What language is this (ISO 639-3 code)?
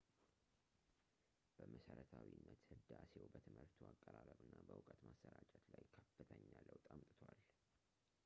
amh